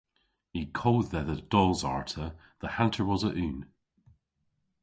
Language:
Cornish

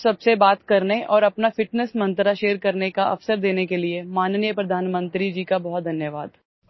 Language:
Odia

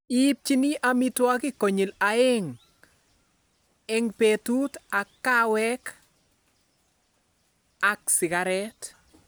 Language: Kalenjin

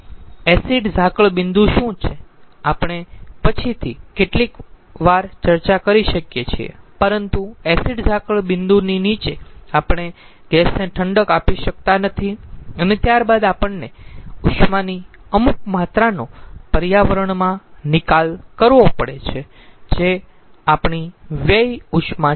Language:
Gujarati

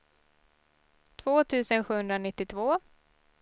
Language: Swedish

